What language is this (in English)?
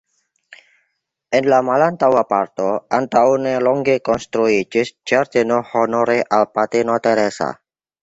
Esperanto